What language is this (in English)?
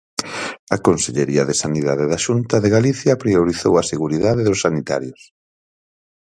Galician